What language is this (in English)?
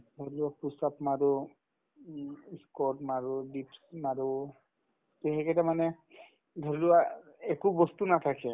Assamese